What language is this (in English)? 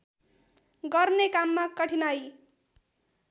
Nepali